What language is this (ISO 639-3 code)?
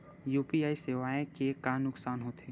hne